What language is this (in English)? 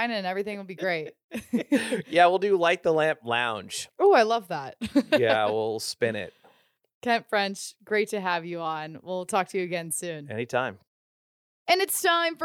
English